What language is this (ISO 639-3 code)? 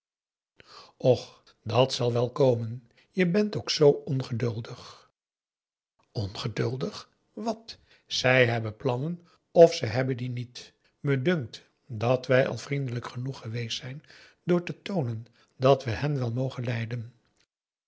nld